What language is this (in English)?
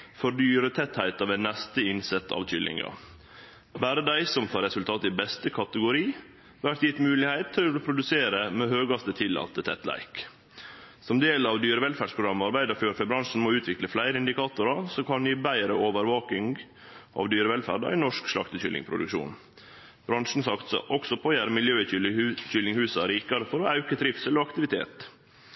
Norwegian Nynorsk